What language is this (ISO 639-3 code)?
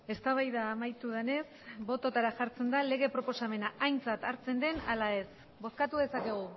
eus